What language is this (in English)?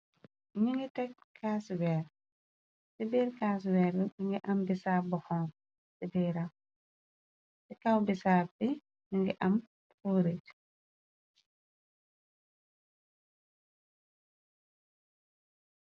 Wolof